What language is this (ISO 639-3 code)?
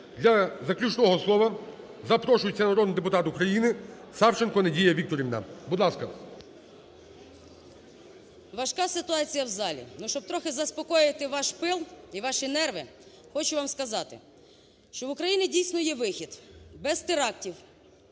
ukr